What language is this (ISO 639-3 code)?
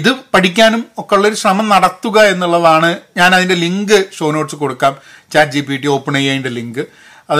mal